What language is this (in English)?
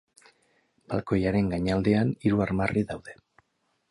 Basque